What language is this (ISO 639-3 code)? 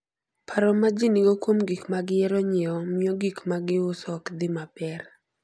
luo